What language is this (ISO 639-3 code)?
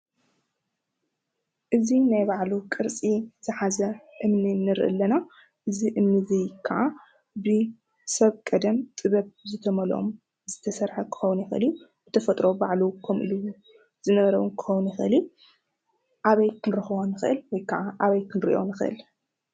tir